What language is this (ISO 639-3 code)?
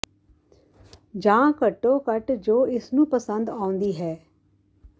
pan